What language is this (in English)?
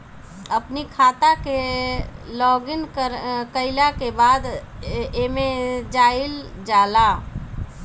Bhojpuri